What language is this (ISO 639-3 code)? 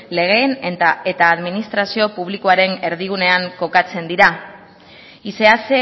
eus